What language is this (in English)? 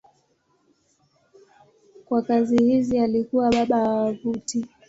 Swahili